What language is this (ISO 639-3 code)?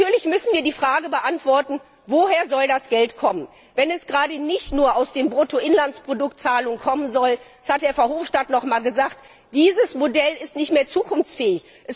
deu